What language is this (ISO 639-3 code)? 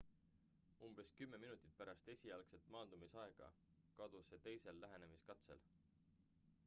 est